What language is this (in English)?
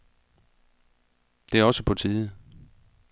Danish